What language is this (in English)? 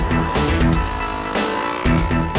Indonesian